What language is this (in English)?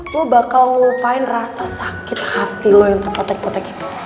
Indonesian